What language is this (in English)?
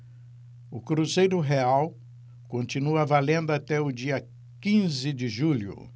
Portuguese